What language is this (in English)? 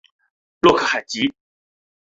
Chinese